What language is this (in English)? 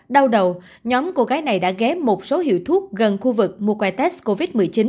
Vietnamese